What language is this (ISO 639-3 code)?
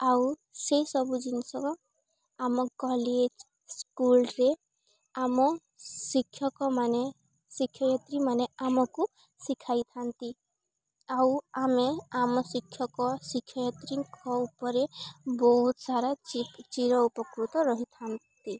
ori